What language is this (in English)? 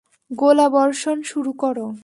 Bangla